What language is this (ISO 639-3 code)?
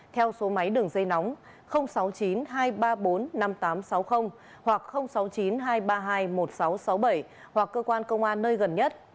vie